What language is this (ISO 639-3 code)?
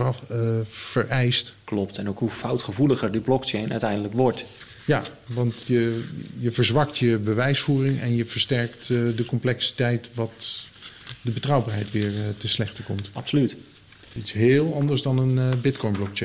nld